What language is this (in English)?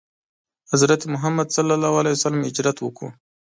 Pashto